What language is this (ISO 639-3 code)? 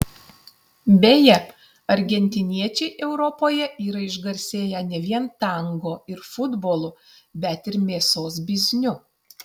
lit